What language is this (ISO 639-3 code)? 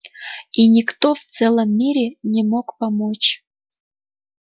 rus